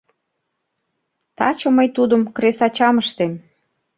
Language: Mari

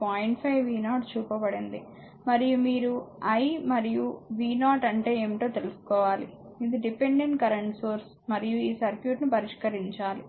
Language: Telugu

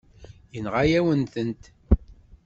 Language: Kabyle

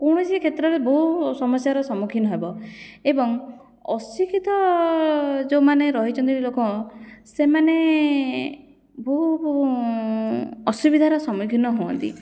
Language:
Odia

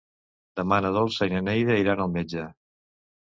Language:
Catalan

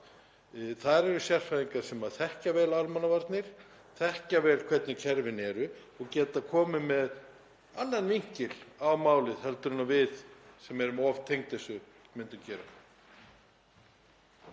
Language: Icelandic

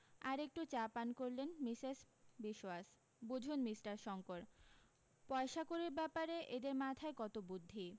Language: Bangla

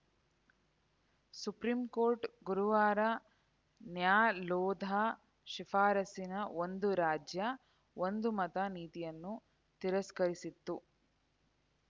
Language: Kannada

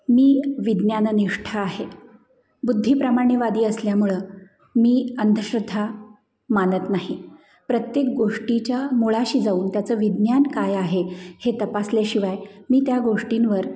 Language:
Marathi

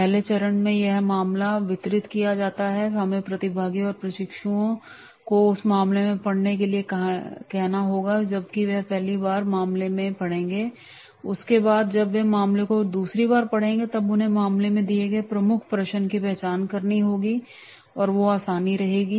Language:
Hindi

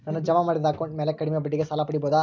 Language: Kannada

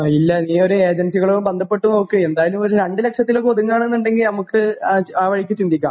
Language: Malayalam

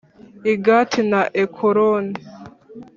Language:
Kinyarwanda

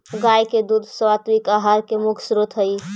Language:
Magahi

